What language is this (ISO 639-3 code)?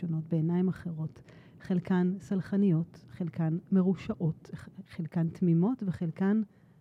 heb